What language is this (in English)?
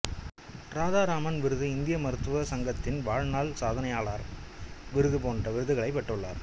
Tamil